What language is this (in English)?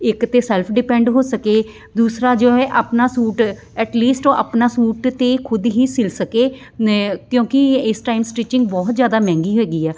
Punjabi